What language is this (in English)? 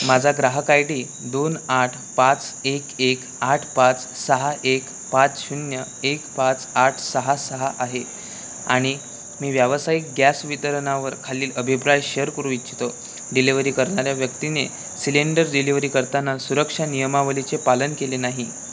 Marathi